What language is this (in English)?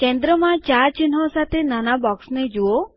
Gujarati